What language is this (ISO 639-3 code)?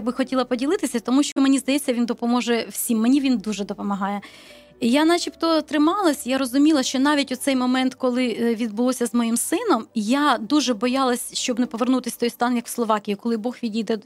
ukr